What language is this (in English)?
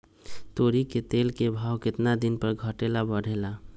Magahi